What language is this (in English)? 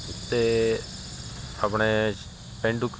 Punjabi